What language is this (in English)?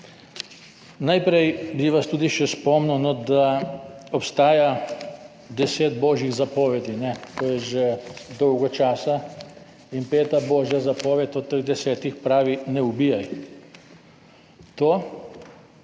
Slovenian